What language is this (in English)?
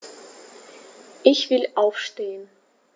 German